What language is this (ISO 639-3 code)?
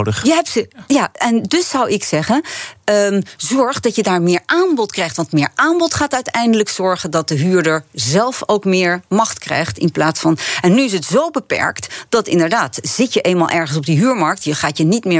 nld